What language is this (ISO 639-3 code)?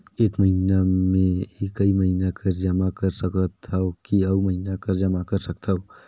hne